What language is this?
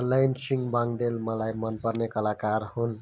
Nepali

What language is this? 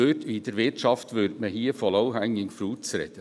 Swiss German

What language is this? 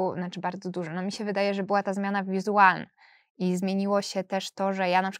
Polish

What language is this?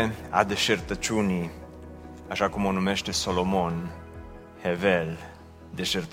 Romanian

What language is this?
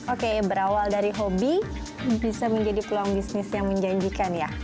Indonesian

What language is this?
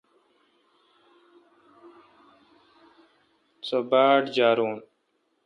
Kalkoti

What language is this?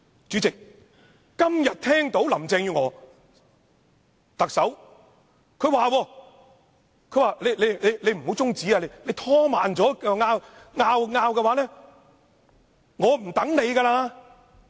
Cantonese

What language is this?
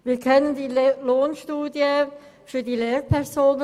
Swiss German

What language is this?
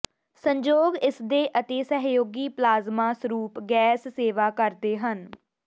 Punjabi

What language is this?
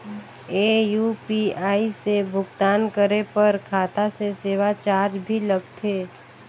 Chhattisgarhi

